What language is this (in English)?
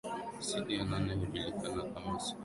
Swahili